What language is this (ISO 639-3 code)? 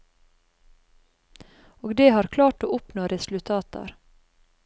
nor